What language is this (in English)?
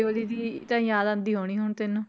Punjabi